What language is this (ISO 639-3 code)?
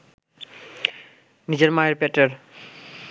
ben